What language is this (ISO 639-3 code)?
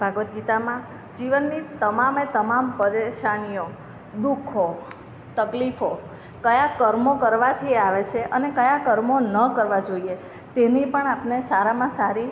guj